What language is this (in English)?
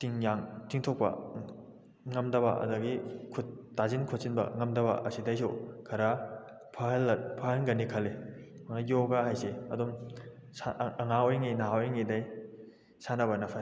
Manipuri